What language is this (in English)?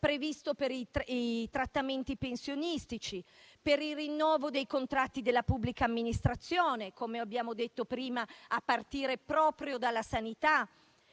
Italian